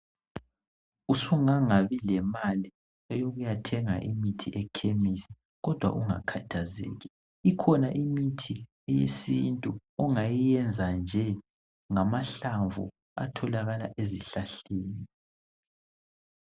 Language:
North Ndebele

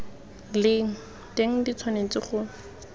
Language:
Tswana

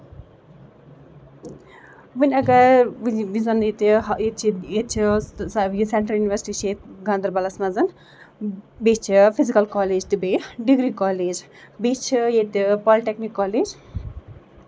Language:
Kashmiri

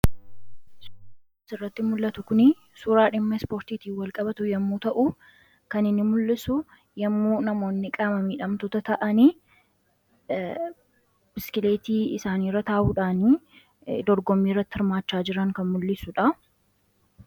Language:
Oromo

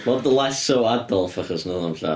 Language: Welsh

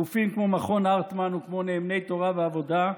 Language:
Hebrew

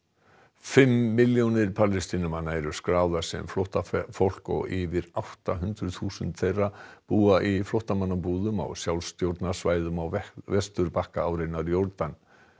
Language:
Icelandic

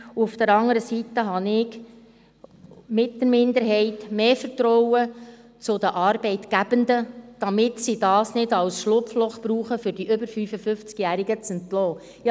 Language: Swiss German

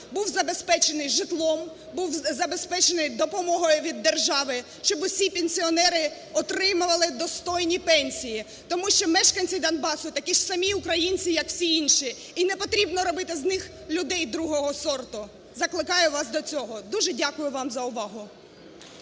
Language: Ukrainian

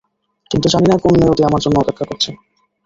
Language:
Bangla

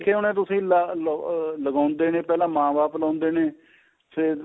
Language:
Punjabi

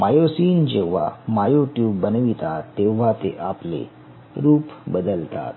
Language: Marathi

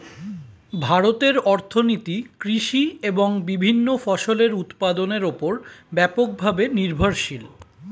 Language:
Bangla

